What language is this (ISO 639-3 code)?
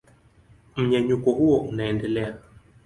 swa